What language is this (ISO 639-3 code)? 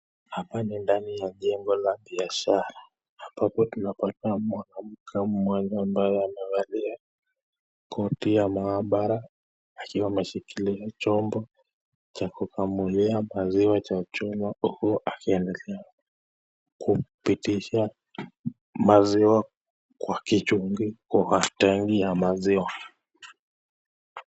swa